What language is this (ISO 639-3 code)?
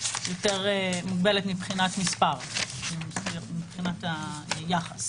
heb